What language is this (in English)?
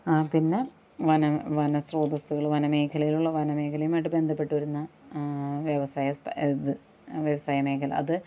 Malayalam